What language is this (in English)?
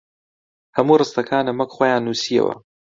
Central Kurdish